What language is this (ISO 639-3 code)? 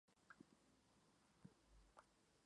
spa